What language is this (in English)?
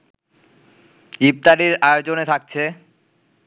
Bangla